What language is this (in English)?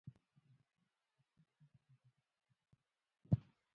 Pashto